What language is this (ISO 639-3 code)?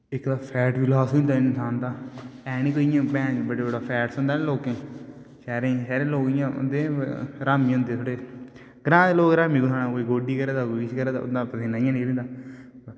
doi